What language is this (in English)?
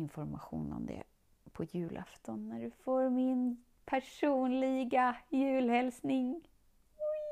Swedish